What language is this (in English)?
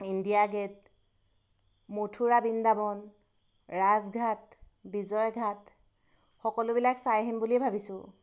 Assamese